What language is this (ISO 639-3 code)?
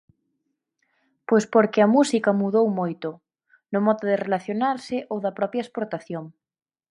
glg